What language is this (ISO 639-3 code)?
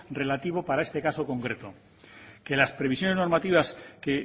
spa